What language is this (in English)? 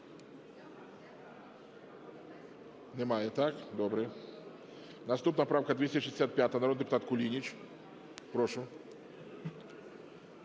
Ukrainian